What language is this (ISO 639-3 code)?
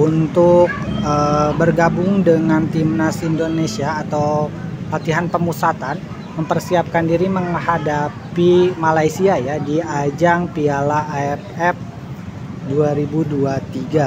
ind